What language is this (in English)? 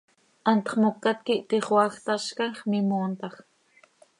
Seri